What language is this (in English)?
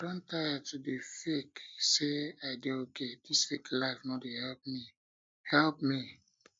Nigerian Pidgin